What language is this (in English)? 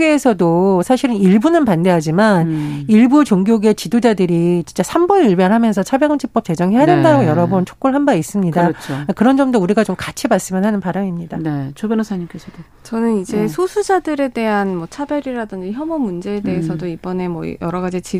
Korean